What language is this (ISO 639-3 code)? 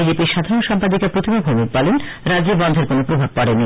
ben